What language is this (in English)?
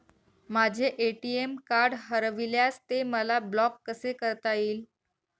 Marathi